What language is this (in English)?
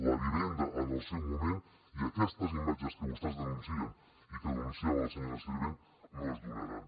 Catalan